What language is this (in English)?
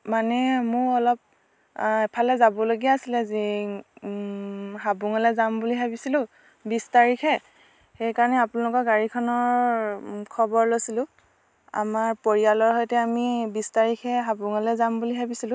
Assamese